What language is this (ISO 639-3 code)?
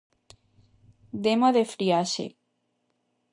glg